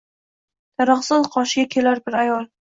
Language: Uzbek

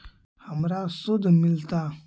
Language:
Magahi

